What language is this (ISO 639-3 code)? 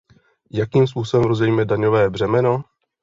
ces